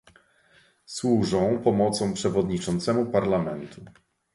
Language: Polish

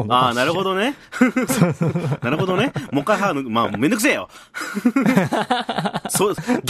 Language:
Japanese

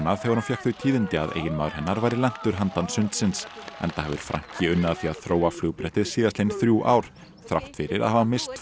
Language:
Icelandic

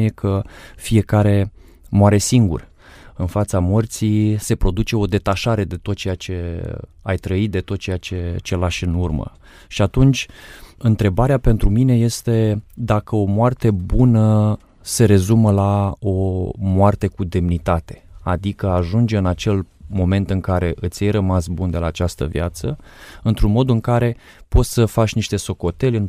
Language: Romanian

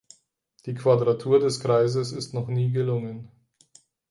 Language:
German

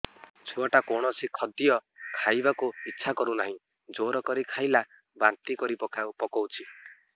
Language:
Odia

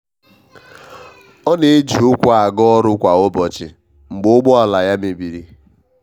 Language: Igbo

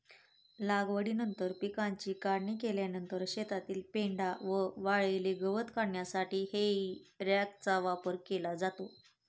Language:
Marathi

